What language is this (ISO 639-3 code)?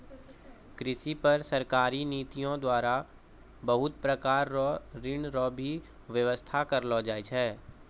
mai